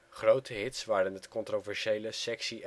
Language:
Dutch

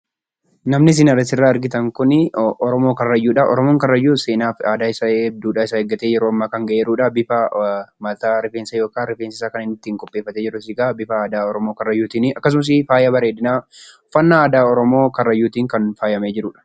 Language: Oromo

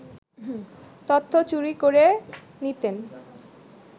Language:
Bangla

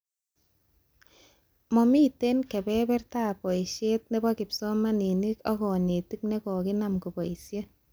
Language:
Kalenjin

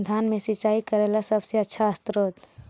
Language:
Magahi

